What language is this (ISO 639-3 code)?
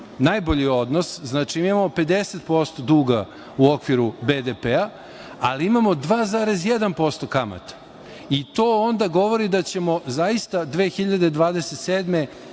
srp